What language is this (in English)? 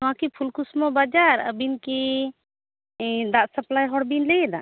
Santali